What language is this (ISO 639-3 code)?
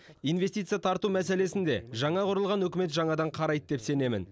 kaz